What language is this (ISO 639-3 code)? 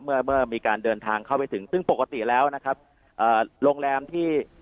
tha